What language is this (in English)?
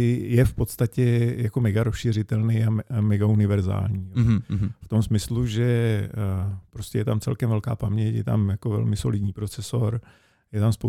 Czech